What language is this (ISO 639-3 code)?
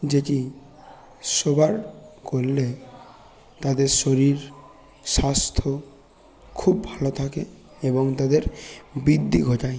ben